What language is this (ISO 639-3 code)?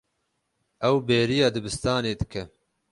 kur